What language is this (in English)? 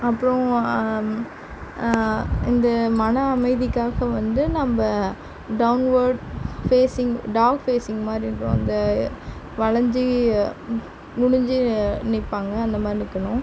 Tamil